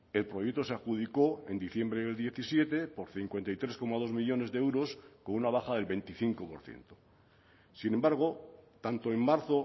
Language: Spanish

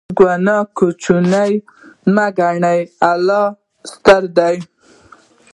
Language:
Pashto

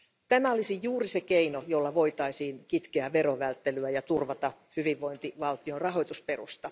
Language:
Finnish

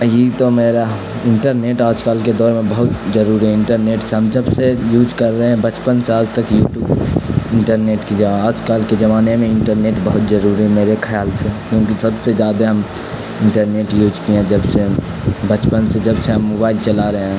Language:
Urdu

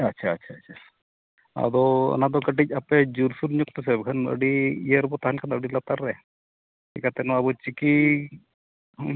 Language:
Santali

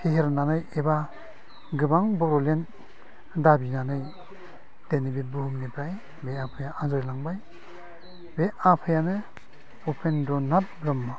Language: Bodo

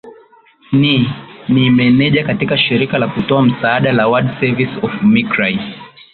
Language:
Swahili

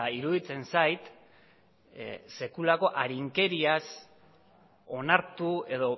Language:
Basque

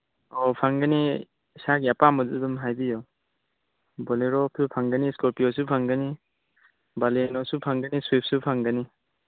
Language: Manipuri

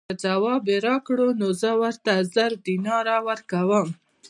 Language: Pashto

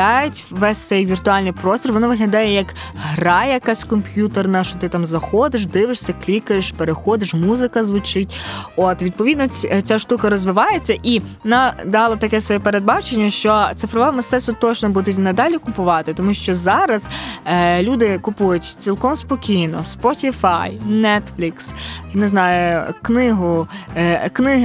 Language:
Ukrainian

